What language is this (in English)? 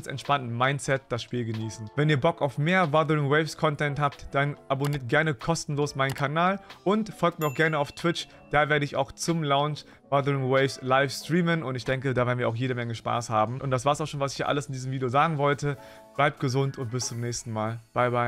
German